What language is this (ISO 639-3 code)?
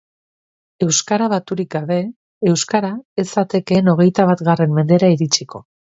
eus